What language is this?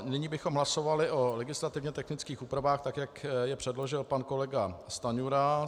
Czech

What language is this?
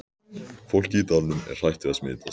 Icelandic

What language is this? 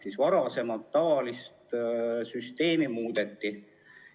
Estonian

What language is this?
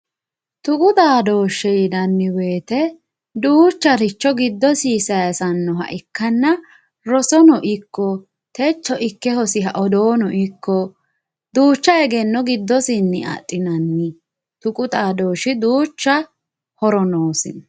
Sidamo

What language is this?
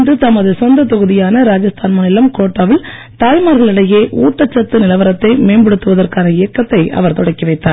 Tamil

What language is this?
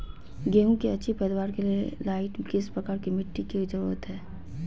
Magahi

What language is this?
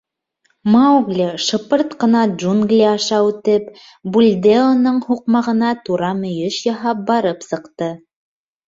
Bashkir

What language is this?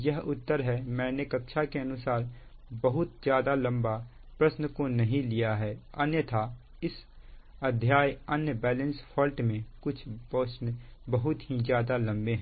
Hindi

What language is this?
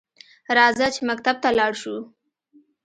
Pashto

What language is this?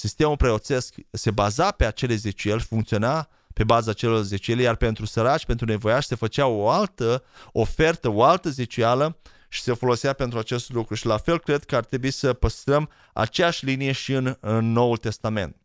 Romanian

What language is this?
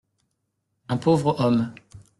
French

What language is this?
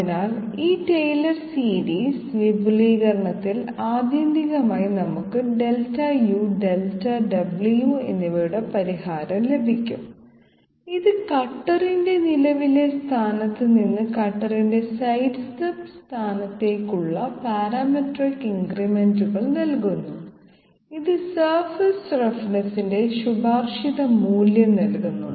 Malayalam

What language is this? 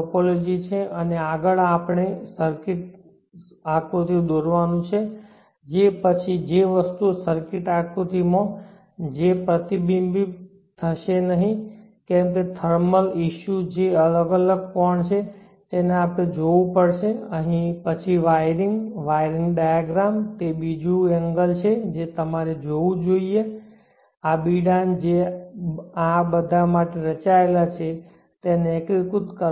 Gujarati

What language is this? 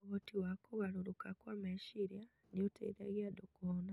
Kikuyu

